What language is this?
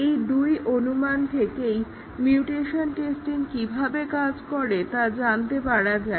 Bangla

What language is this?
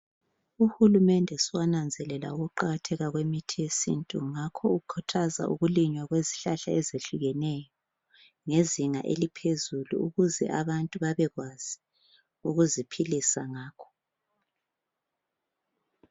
North Ndebele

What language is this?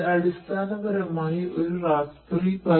Malayalam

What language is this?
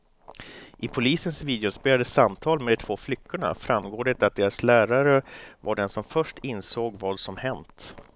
Swedish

